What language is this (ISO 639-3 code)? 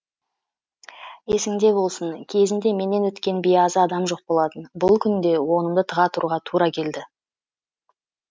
kaz